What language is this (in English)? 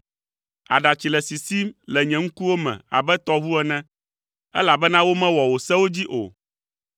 Ewe